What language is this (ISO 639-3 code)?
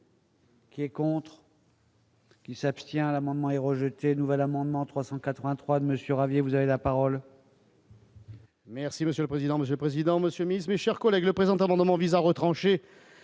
fra